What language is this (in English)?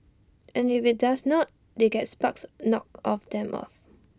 English